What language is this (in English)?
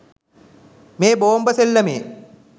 Sinhala